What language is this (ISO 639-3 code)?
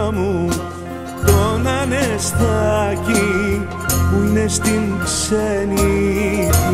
ell